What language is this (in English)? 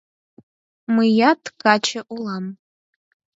Mari